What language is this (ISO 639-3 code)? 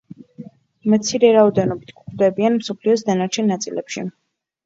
kat